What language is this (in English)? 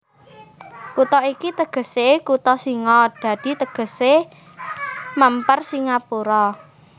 Javanese